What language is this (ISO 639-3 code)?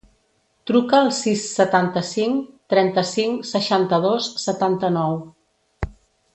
cat